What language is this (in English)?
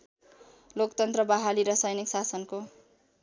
Nepali